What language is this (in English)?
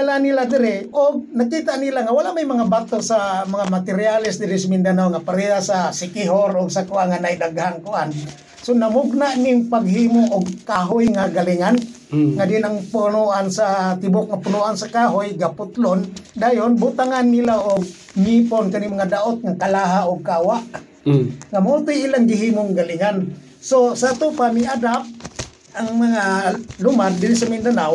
Filipino